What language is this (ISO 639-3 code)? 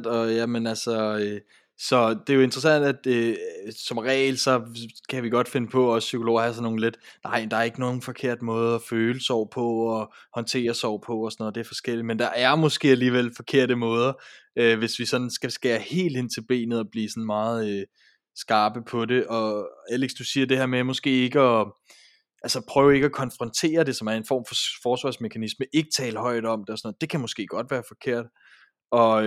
dan